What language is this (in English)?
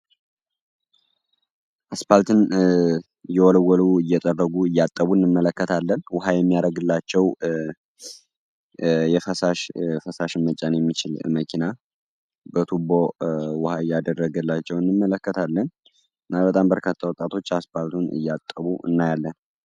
Amharic